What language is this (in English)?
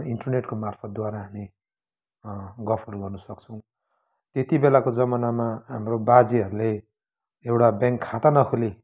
Nepali